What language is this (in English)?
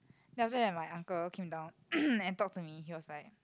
English